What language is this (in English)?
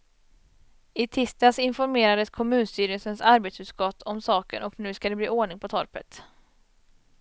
Swedish